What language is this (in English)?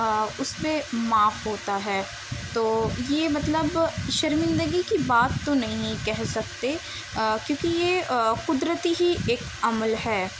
Urdu